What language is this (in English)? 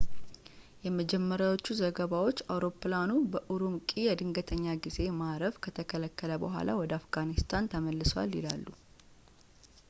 Amharic